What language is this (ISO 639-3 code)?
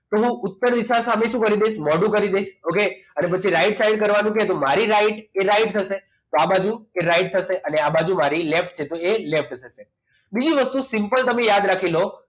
guj